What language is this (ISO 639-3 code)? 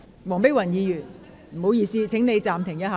yue